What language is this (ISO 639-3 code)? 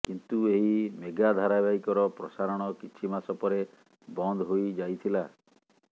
ori